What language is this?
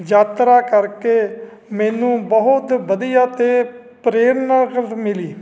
Punjabi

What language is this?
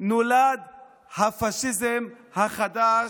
Hebrew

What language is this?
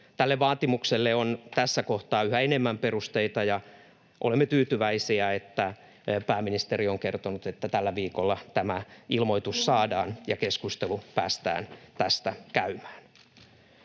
Finnish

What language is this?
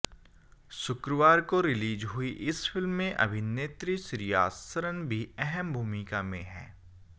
Hindi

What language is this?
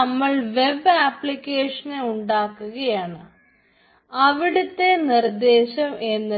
Malayalam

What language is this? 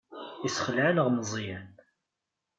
Kabyle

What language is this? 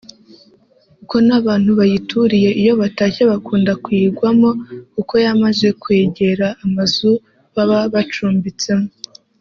Kinyarwanda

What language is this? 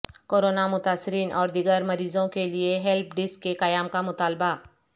Urdu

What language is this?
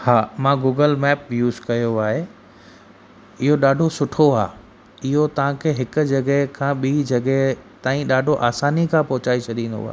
Sindhi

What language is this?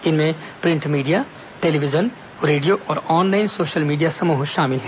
Hindi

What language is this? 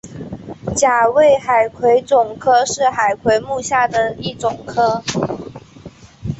Chinese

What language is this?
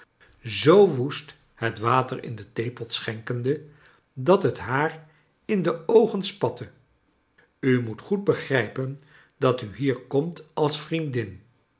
Dutch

